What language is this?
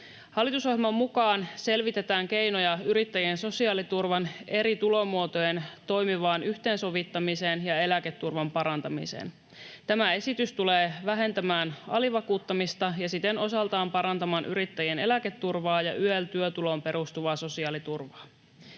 Finnish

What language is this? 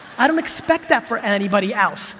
English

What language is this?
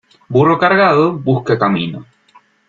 Spanish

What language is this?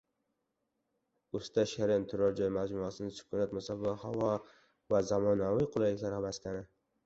Uzbek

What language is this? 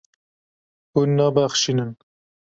Kurdish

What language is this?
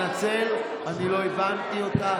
Hebrew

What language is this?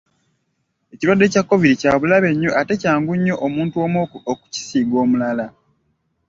Ganda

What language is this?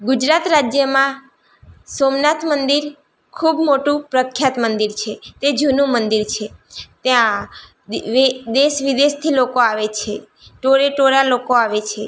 Gujarati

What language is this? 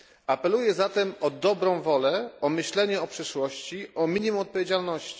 Polish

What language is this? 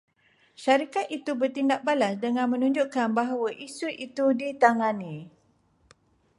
Malay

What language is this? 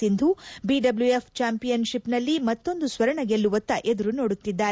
Kannada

